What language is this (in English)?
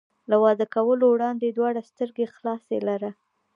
Pashto